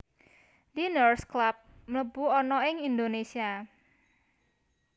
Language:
Javanese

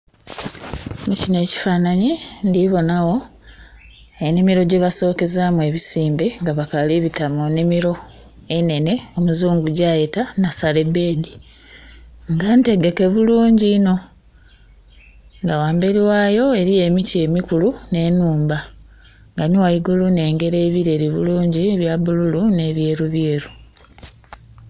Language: Soga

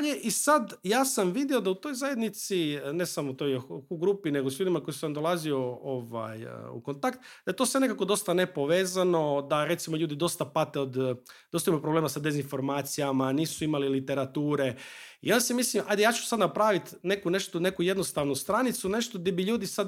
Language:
Croatian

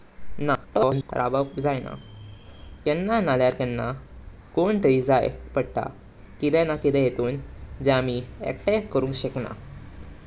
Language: Konkani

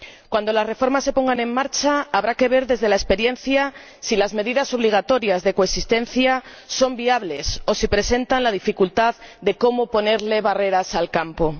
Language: Spanish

